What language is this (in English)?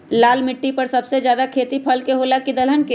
Magahi